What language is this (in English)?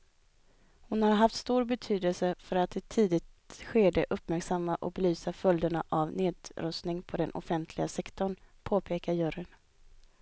Swedish